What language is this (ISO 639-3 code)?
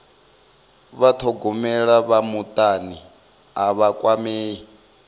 ven